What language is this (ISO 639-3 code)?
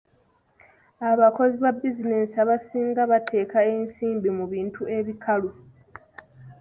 lug